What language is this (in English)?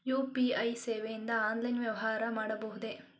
Kannada